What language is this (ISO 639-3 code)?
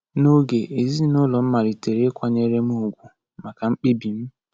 ibo